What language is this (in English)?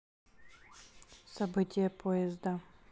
Russian